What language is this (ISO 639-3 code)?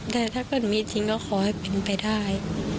tha